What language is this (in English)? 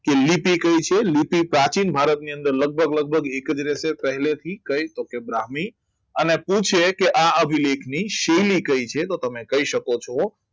Gujarati